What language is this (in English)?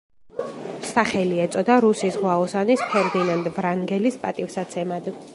Georgian